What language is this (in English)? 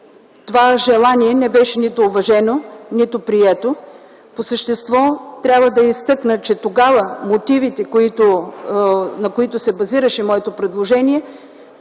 Bulgarian